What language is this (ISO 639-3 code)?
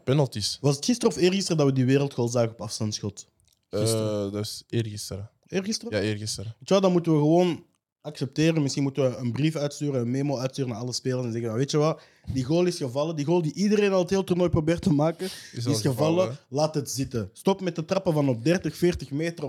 nld